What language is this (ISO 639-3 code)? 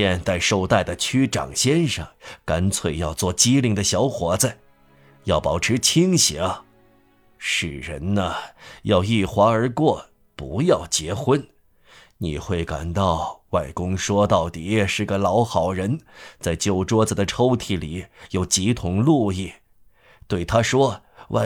zho